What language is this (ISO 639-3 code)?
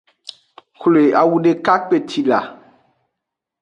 ajg